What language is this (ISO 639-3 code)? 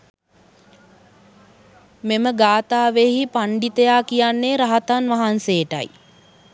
sin